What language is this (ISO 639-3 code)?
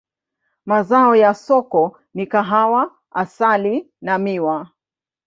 swa